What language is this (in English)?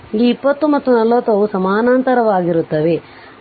Kannada